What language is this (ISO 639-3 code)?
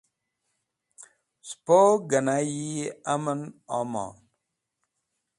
wbl